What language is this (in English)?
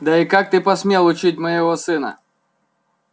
Russian